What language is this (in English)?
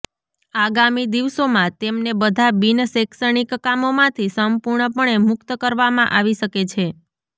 Gujarati